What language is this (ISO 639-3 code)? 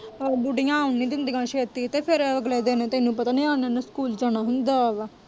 pan